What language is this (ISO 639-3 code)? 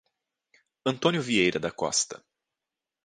por